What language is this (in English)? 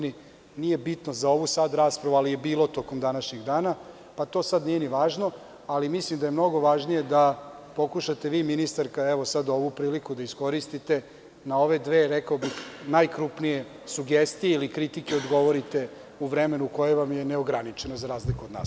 Serbian